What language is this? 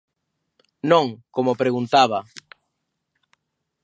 Galician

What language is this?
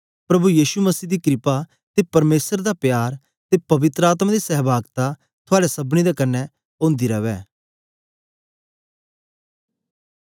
Dogri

